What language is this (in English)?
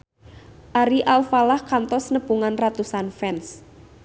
Sundanese